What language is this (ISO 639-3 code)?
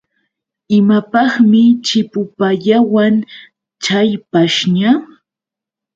qux